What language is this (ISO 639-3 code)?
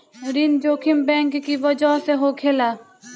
bho